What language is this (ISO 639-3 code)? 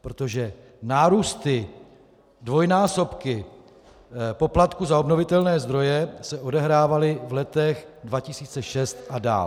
ces